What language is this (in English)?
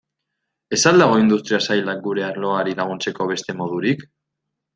Basque